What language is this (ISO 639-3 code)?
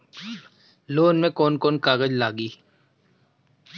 bho